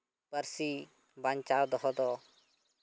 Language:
Santali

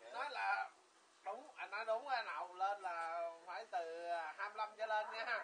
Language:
Vietnamese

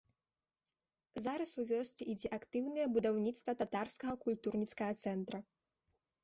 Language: Belarusian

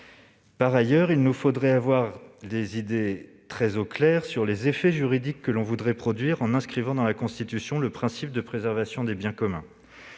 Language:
French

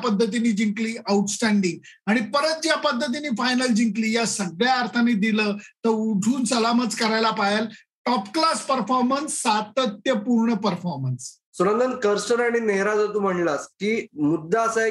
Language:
Marathi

